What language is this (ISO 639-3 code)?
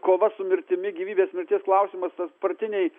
lit